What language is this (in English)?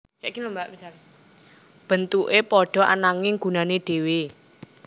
Javanese